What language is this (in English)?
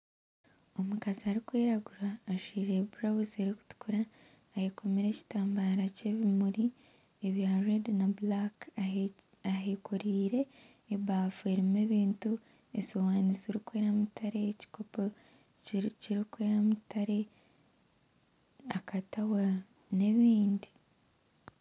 Nyankole